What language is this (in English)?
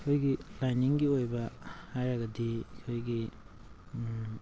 Manipuri